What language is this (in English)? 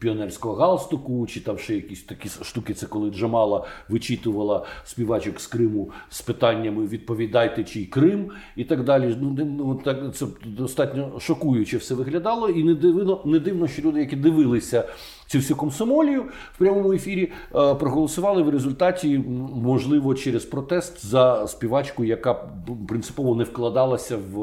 Ukrainian